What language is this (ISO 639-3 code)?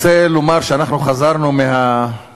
heb